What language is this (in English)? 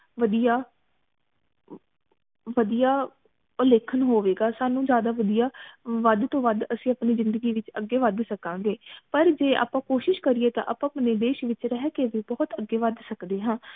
Punjabi